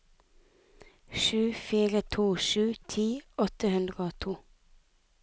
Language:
Norwegian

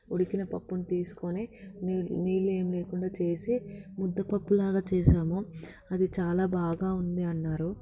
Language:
Telugu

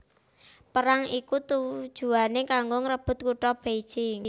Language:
Javanese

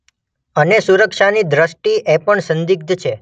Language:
Gujarati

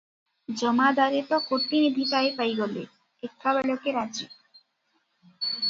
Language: Odia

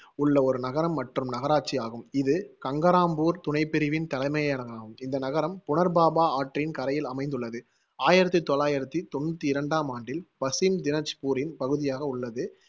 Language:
Tamil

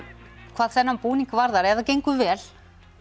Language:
Icelandic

